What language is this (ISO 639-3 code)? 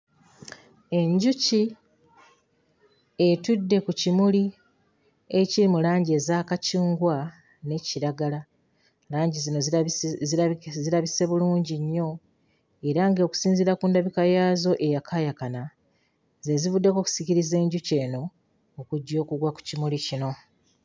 lug